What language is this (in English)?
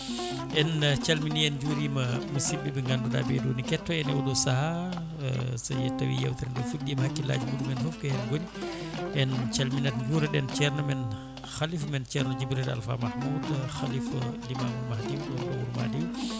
Fula